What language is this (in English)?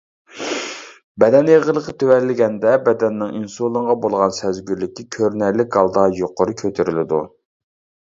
Uyghur